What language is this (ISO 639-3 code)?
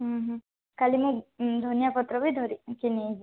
ori